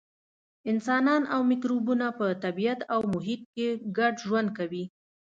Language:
Pashto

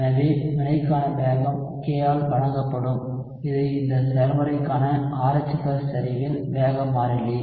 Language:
Tamil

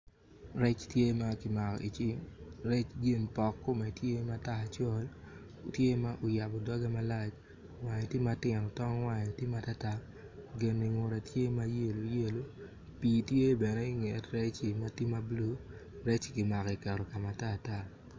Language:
Acoli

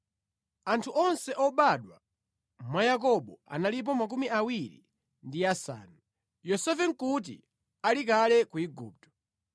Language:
Nyanja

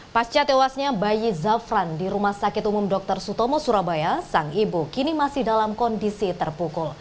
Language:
Indonesian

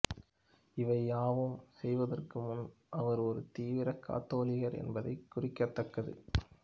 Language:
Tamil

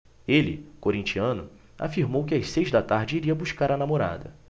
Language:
Portuguese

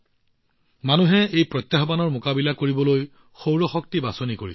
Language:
Assamese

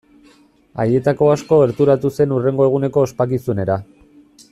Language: Basque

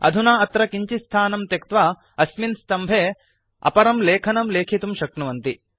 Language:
Sanskrit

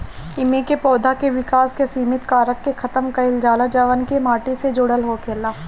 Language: Bhojpuri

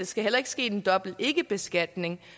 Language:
Danish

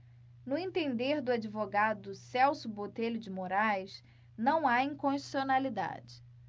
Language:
Portuguese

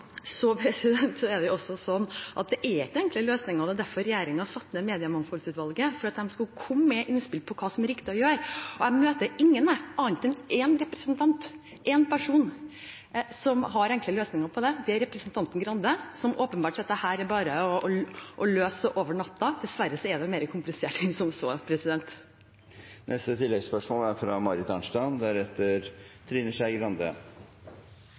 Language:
Norwegian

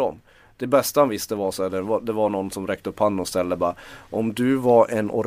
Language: Swedish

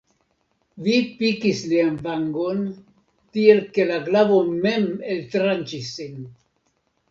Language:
Esperanto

